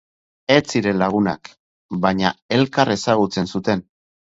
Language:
Basque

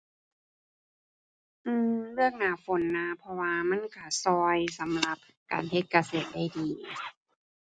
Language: Thai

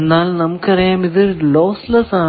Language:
Malayalam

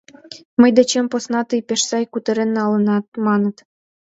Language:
Mari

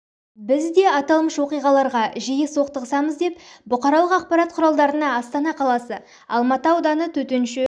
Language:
Kazakh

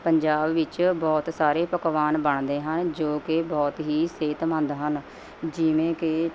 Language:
Punjabi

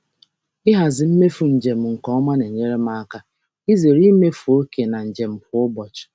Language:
Igbo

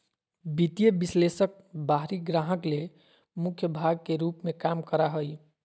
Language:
Magahi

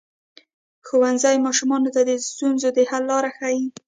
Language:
Pashto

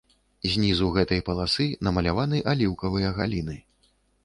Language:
Belarusian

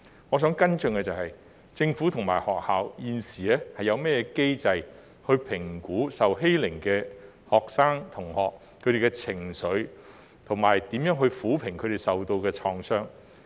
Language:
Cantonese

